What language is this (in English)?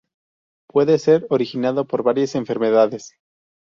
Spanish